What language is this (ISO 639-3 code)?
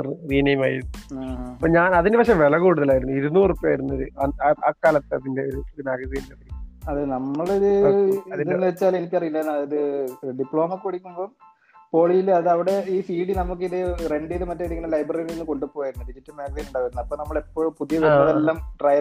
mal